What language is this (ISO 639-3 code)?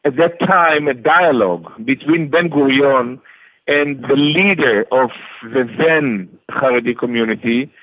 eng